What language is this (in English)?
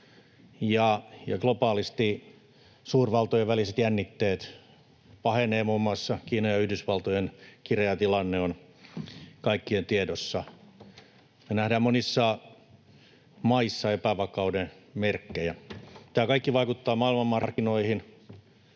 Finnish